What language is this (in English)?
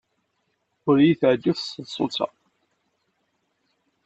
Kabyle